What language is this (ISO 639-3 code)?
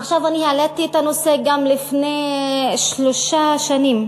heb